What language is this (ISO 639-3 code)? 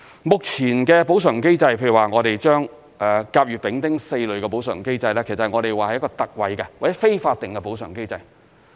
yue